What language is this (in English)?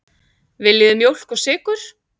Icelandic